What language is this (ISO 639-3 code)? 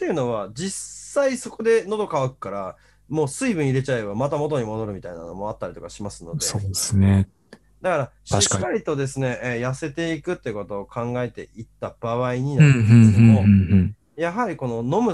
jpn